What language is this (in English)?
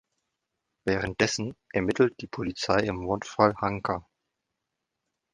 German